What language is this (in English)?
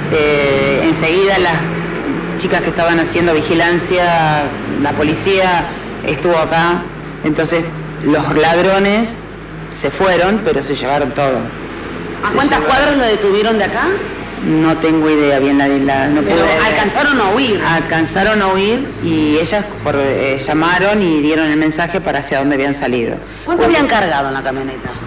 Spanish